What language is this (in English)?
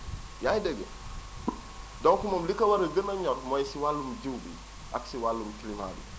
Wolof